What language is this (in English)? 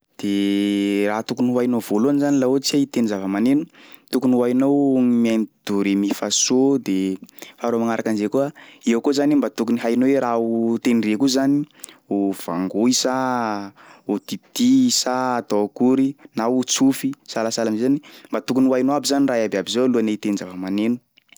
Sakalava Malagasy